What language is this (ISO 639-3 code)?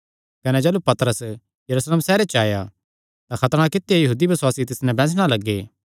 xnr